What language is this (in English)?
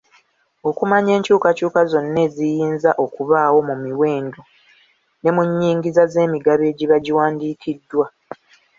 Ganda